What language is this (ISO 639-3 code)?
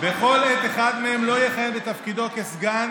heb